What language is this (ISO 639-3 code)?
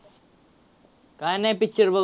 mar